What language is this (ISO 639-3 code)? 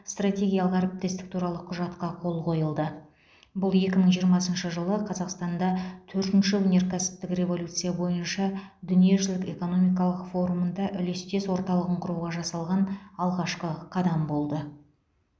kaz